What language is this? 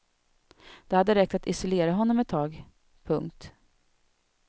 Swedish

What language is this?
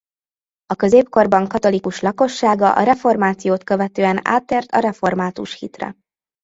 Hungarian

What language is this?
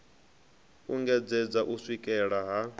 Venda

